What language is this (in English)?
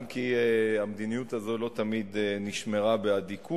Hebrew